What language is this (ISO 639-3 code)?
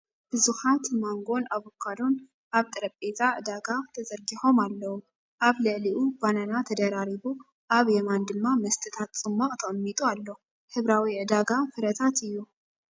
tir